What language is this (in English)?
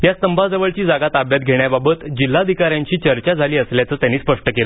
Marathi